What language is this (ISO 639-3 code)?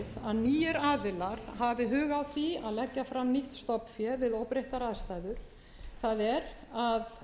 isl